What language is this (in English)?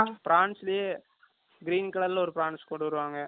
Tamil